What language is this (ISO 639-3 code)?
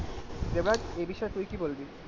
ben